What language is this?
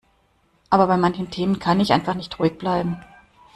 German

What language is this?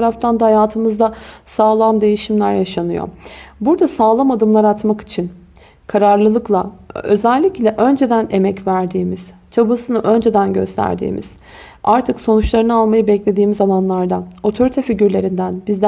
Turkish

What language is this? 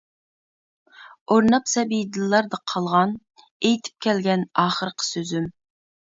Uyghur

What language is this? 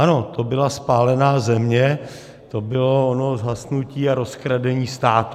Czech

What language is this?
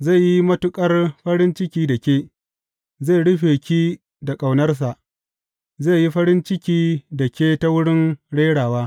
Hausa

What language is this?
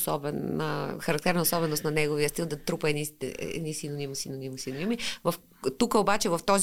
Bulgarian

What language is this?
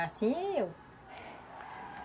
Portuguese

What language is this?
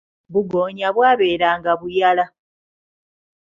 Ganda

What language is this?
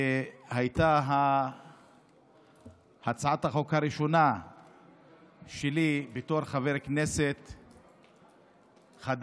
Hebrew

